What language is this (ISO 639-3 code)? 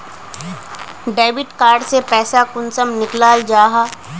mag